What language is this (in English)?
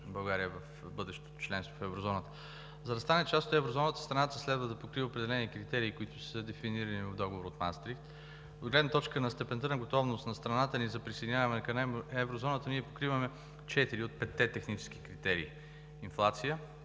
Bulgarian